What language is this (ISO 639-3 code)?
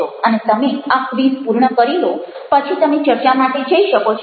guj